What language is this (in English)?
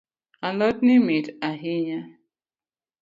Luo (Kenya and Tanzania)